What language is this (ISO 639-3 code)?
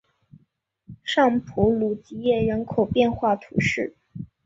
zho